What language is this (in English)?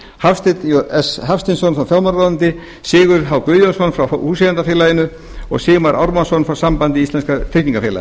Icelandic